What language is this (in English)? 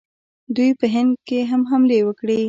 Pashto